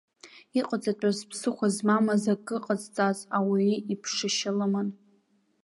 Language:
Abkhazian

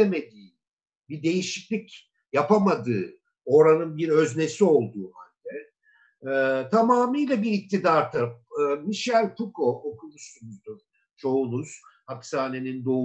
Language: Turkish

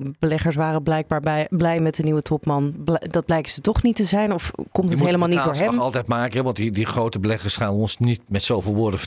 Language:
Dutch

